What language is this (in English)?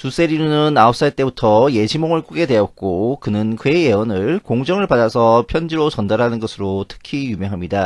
Korean